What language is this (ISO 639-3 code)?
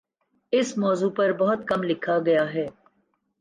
urd